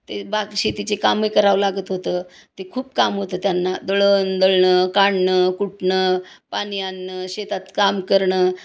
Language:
Marathi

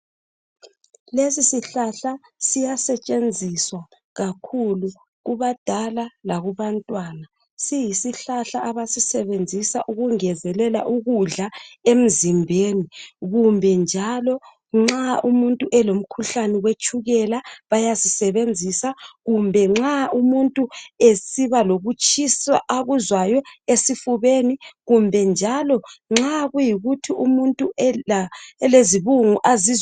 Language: North Ndebele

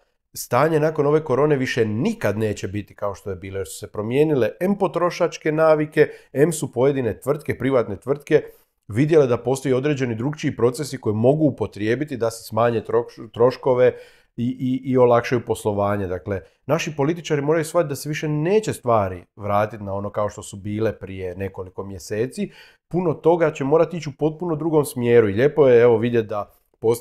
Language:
Croatian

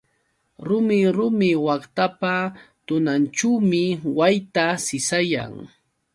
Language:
Yauyos Quechua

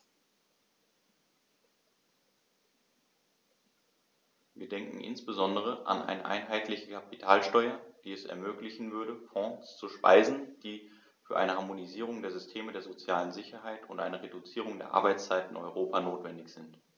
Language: German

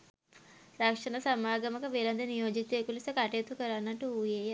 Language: Sinhala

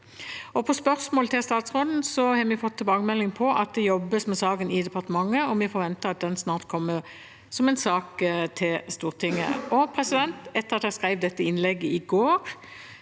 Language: Norwegian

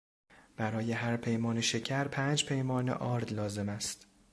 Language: Persian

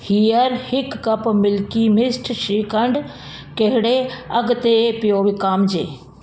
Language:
Sindhi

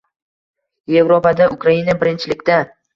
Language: Uzbek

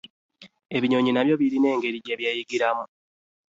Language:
Ganda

